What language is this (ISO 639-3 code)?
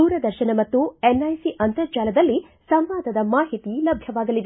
kan